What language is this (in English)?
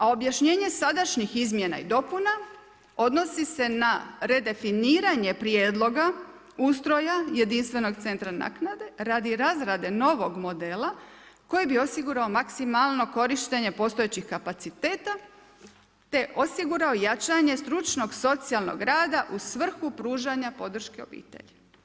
Croatian